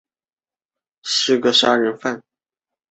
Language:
Chinese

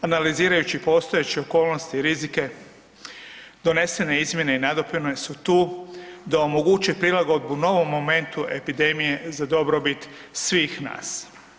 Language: Croatian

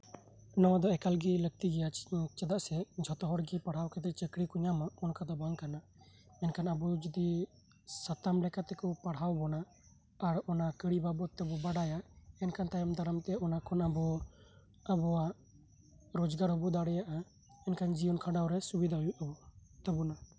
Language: Santali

